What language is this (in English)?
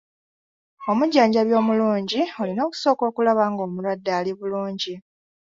Ganda